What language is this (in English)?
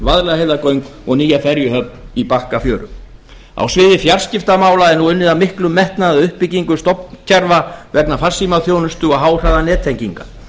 Icelandic